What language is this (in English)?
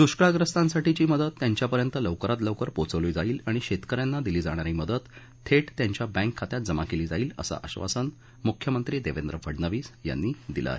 Marathi